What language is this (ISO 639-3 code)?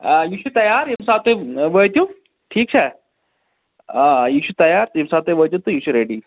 kas